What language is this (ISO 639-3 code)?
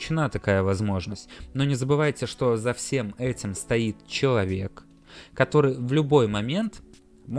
rus